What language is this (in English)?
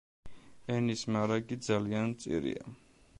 Georgian